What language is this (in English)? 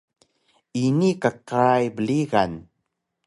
Taroko